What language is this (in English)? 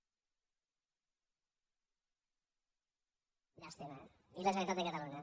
Catalan